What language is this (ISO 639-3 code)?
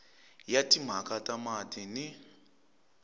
tso